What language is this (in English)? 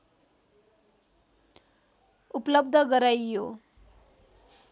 Nepali